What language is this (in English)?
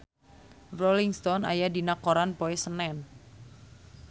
Sundanese